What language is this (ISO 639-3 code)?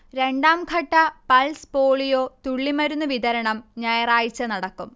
mal